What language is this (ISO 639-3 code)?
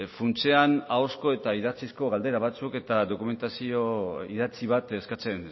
eus